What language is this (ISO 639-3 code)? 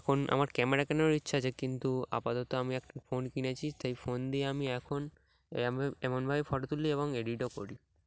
ben